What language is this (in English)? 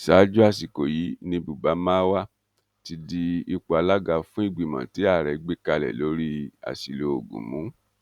Yoruba